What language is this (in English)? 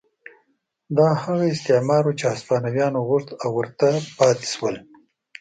Pashto